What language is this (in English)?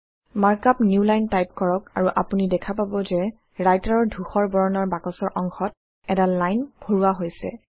Assamese